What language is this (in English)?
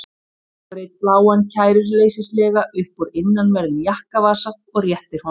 Icelandic